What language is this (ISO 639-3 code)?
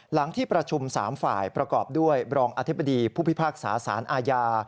tha